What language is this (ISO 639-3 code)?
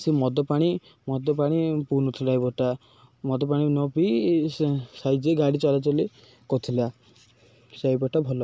ori